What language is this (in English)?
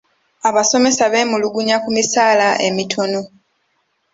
Ganda